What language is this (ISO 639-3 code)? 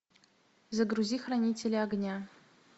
rus